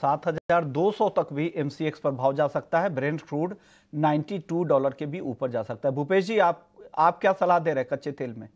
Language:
Hindi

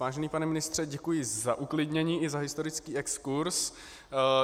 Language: Czech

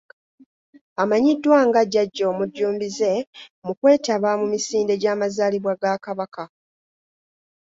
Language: Ganda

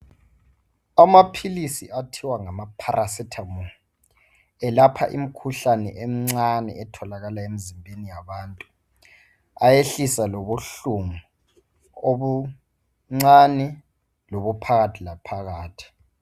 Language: North Ndebele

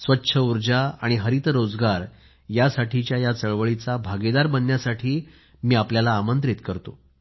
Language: Marathi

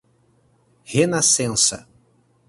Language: Portuguese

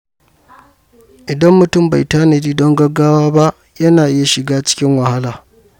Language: Hausa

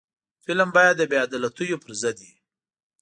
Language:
Pashto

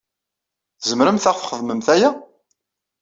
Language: Kabyle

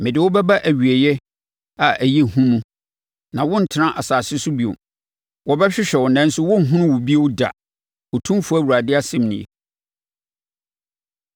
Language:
Akan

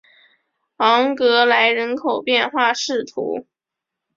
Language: Chinese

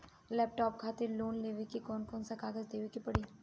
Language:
Bhojpuri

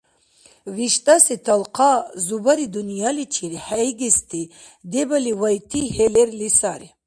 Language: Dargwa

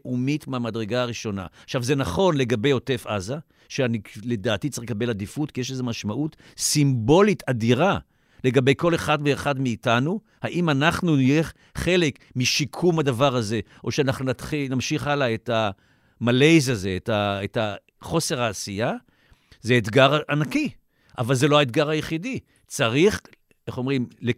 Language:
Hebrew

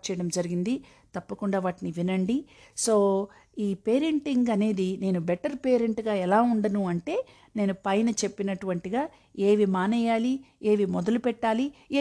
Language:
Telugu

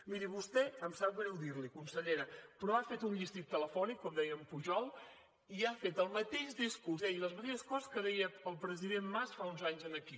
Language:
Catalan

